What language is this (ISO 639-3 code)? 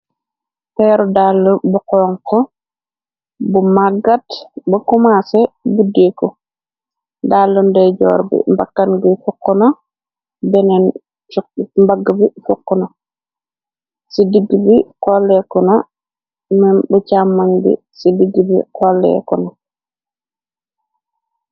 wol